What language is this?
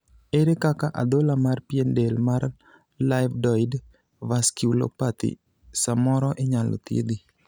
Luo (Kenya and Tanzania)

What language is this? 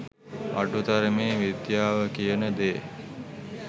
Sinhala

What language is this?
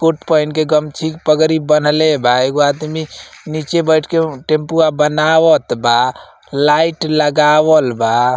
Bhojpuri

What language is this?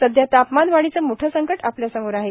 Marathi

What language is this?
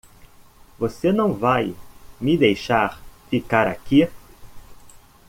Portuguese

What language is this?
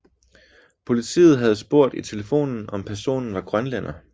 Danish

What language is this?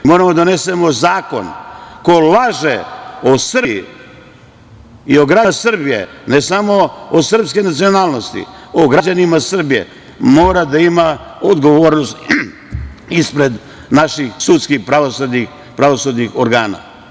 Serbian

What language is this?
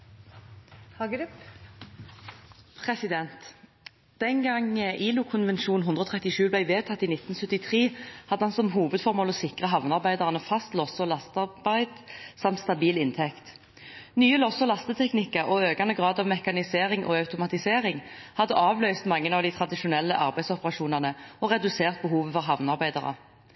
Norwegian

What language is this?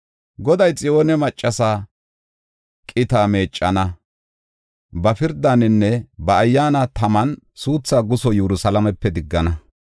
Gofa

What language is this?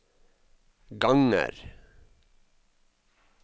Norwegian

